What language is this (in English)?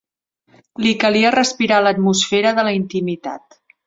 Catalan